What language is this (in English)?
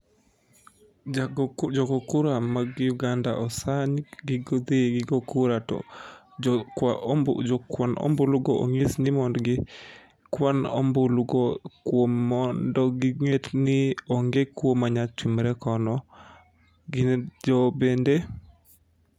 Luo (Kenya and Tanzania)